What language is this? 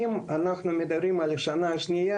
Hebrew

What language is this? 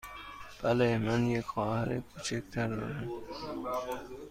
Persian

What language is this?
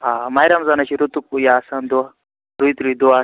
Kashmiri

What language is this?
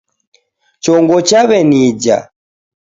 Taita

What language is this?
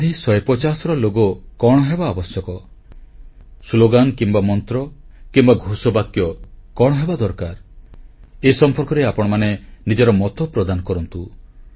Odia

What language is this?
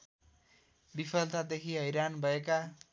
Nepali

